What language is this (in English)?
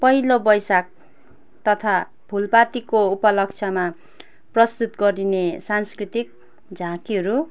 Nepali